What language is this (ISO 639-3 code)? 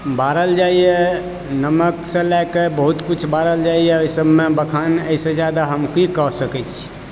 mai